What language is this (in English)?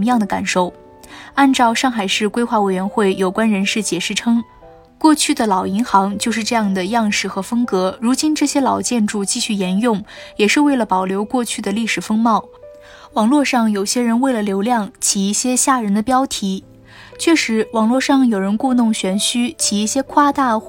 Chinese